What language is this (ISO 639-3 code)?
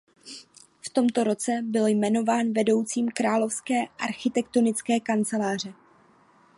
ces